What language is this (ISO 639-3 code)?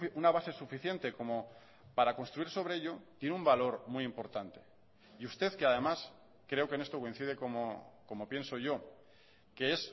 spa